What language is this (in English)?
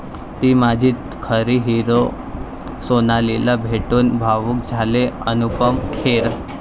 Marathi